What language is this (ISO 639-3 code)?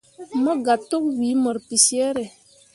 mua